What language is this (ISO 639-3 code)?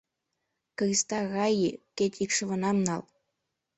chm